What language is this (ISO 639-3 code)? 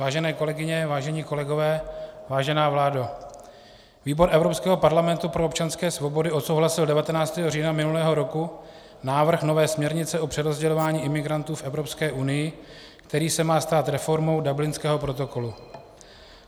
ces